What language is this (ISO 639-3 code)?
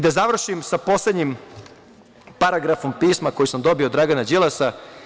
srp